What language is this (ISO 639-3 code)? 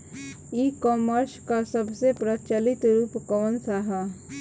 bho